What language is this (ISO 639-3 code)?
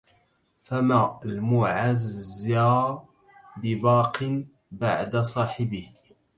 ara